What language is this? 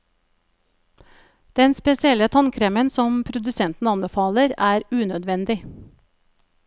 Norwegian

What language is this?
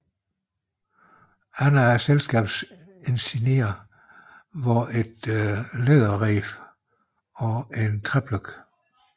Danish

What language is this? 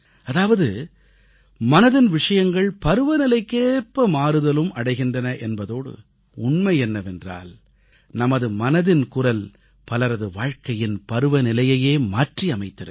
Tamil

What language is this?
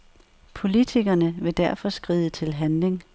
Danish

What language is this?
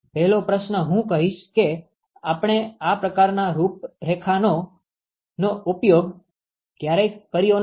Gujarati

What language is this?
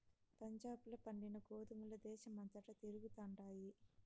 Telugu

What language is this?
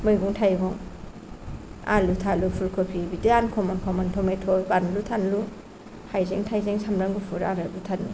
Bodo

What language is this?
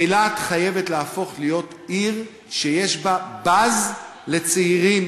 Hebrew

